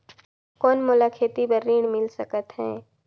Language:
Chhattisgarhi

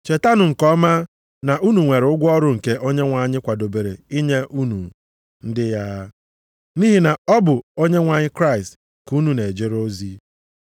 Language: Igbo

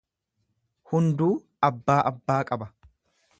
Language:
Oromo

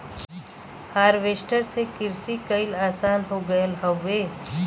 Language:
Bhojpuri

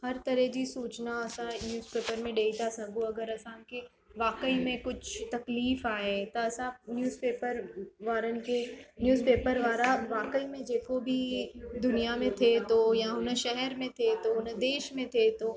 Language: Sindhi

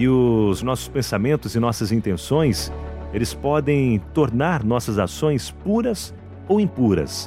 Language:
Portuguese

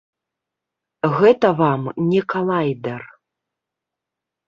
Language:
Belarusian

